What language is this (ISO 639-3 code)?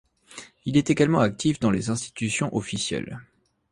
fra